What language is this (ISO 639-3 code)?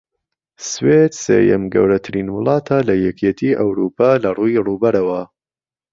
ckb